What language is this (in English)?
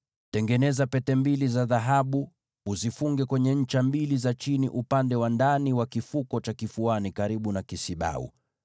Swahili